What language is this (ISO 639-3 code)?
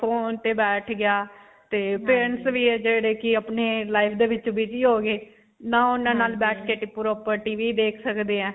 pan